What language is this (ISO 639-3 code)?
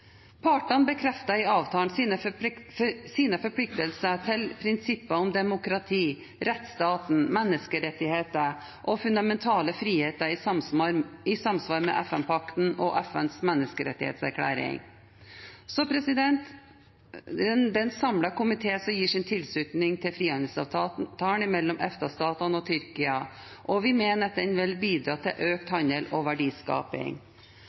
nob